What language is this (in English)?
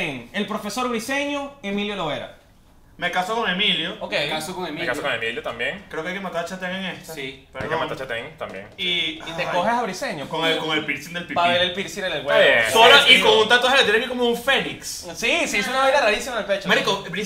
Spanish